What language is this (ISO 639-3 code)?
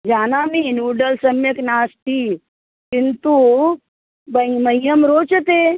san